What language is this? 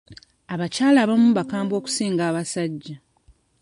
Ganda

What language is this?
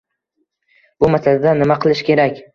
Uzbek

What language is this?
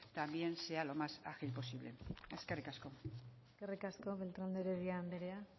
Basque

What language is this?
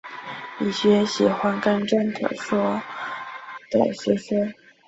Chinese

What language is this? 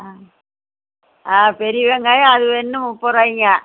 Tamil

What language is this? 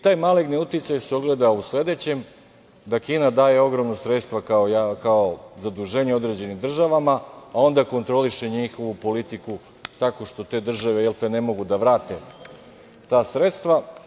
Serbian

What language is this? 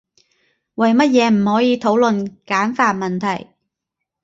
Cantonese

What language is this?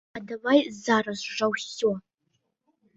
Belarusian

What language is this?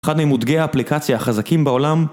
Hebrew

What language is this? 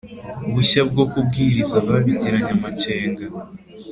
Kinyarwanda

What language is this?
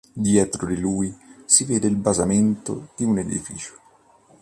Italian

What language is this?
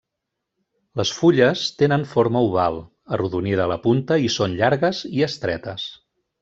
Catalan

